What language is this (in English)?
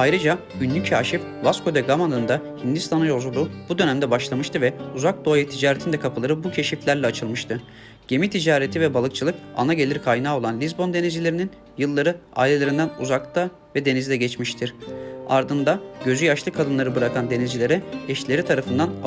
Turkish